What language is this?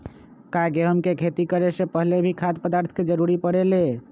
Magahi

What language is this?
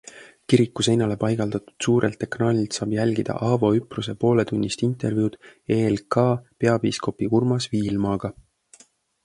Estonian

